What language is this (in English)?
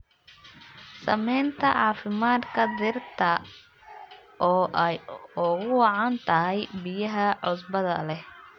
Somali